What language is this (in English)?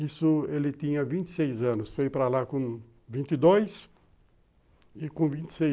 Portuguese